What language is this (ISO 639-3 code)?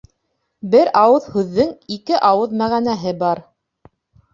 bak